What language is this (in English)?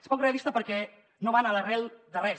Catalan